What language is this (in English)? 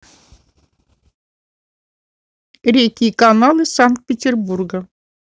Russian